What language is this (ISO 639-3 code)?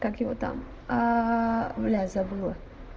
rus